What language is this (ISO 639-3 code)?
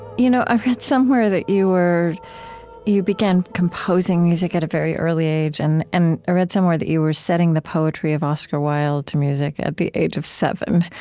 eng